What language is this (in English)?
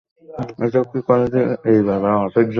Bangla